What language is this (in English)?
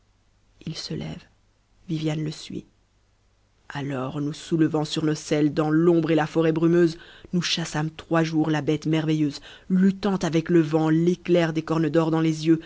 French